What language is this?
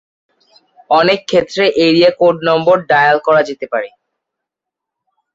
Bangla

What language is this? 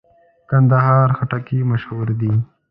Pashto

